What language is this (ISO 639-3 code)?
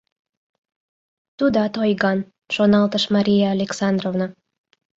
chm